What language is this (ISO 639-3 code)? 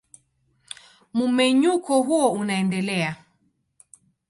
swa